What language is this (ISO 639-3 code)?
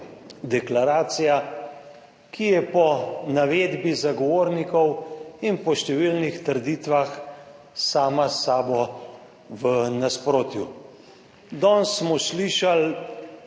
slv